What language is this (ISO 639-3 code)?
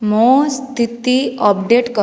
ori